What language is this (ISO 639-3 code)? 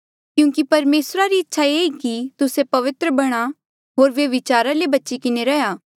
mjl